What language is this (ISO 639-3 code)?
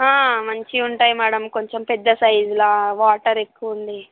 tel